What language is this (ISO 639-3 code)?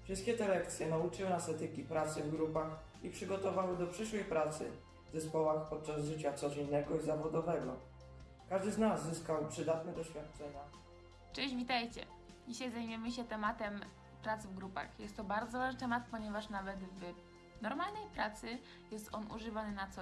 pol